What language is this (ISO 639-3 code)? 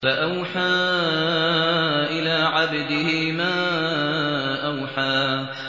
ara